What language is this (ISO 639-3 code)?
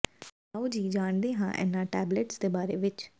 pan